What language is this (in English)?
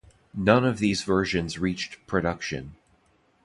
English